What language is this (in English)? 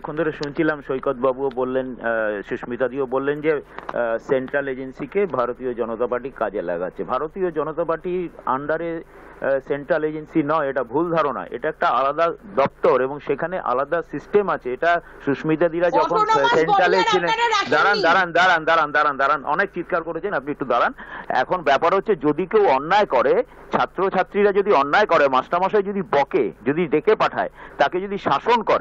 Romanian